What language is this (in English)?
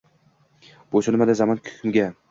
Uzbek